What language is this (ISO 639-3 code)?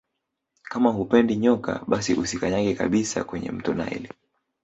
swa